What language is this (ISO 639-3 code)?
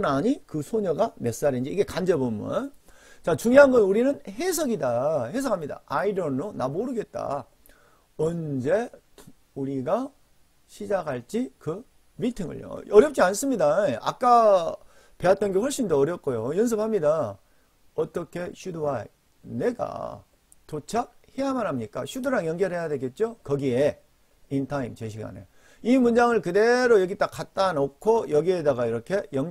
kor